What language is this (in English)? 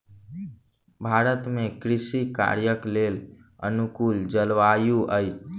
Maithili